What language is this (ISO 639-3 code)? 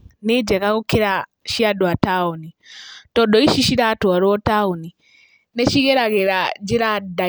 kik